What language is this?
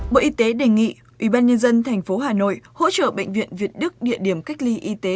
Vietnamese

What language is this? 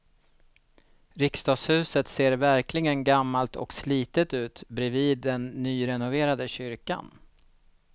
Swedish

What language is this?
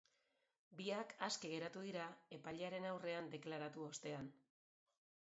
Basque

